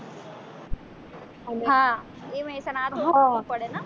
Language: Gujarati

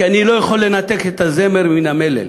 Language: Hebrew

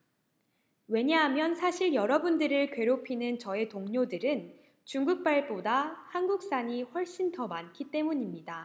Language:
Korean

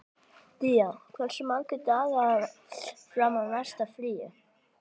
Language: Icelandic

